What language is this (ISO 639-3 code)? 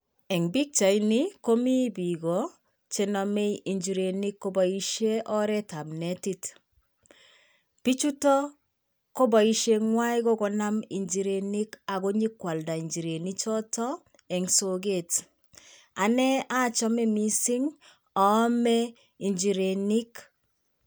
kln